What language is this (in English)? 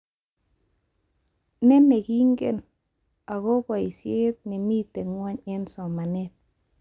Kalenjin